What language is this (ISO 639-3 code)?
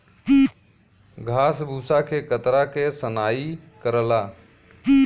bho